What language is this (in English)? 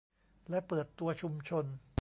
Thai